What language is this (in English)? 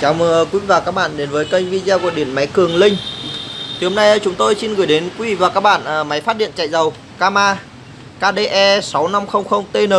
Vietnamese